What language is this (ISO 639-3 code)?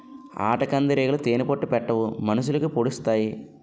tel